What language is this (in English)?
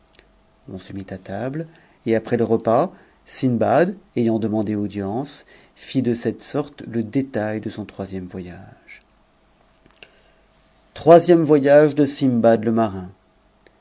French